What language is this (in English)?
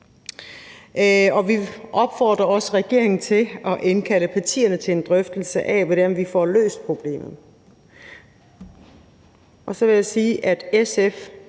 Danish